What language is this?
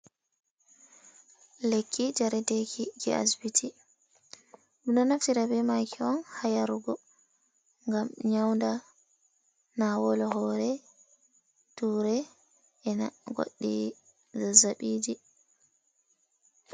Fula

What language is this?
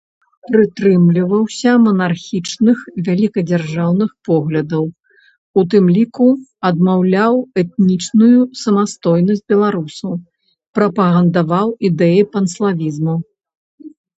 Belarusian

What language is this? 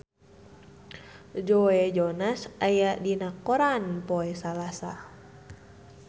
Sundanese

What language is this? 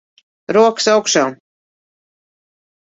Latvian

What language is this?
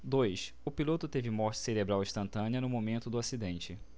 Portuguese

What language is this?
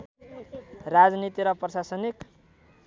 Nepali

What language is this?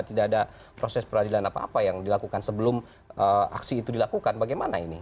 Indonesian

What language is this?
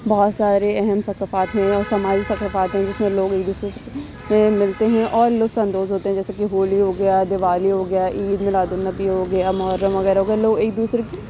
Urdu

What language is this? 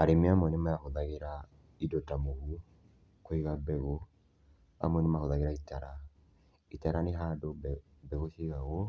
Kikuyu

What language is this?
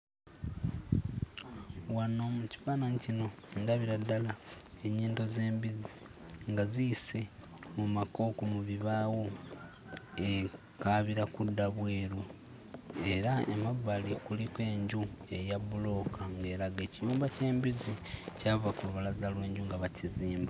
Ganda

